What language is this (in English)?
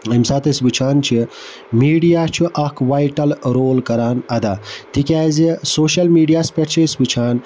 Kashmiri